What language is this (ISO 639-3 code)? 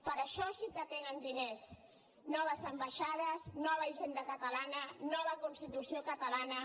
cat